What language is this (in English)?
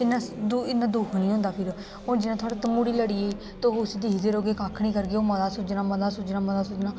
Dogri